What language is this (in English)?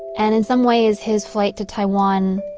English